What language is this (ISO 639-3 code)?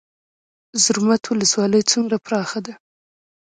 pus